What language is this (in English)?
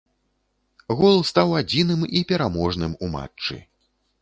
Belarusian